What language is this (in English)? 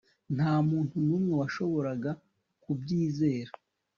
Kinyarwanda